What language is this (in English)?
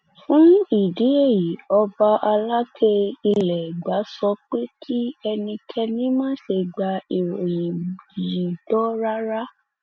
Yoruba